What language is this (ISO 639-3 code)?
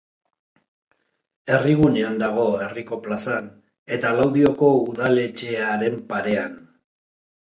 eus